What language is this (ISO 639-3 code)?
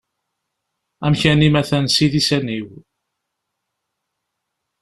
kab